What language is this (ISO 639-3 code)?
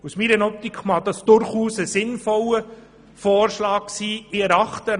gsw